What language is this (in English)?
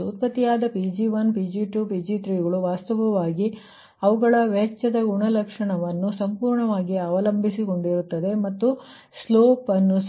Kannada